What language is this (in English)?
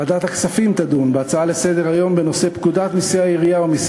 Hebrew